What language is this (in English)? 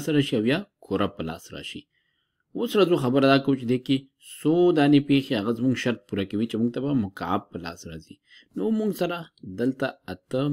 Romanian